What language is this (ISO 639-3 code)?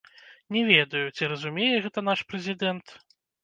bel